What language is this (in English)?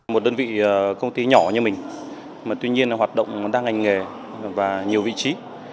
Vietnamese